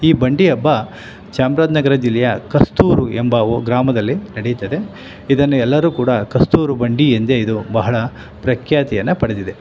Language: Kannada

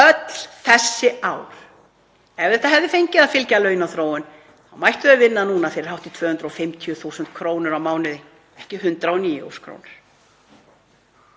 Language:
Icelandic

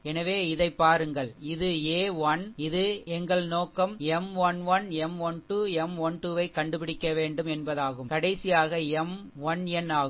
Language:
Tamil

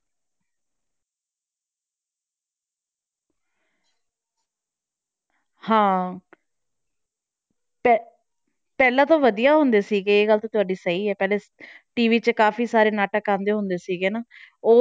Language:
Punjabi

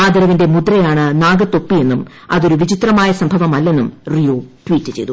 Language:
Malayalam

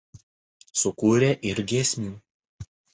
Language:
Lithuanian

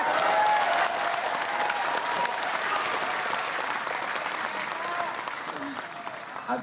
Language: Indonesian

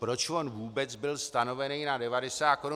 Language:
Czech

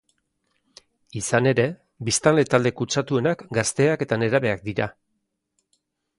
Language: Basque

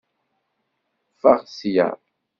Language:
Kabyle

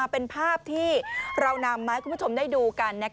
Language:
Thai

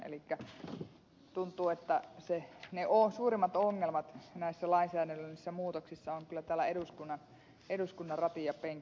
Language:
Finnish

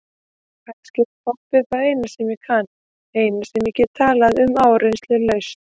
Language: Icelandic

